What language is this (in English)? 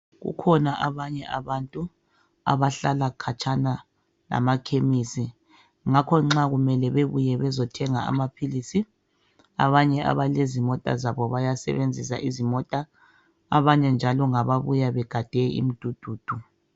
North Ndebele